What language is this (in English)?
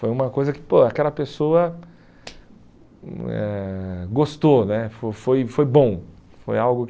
Portuguese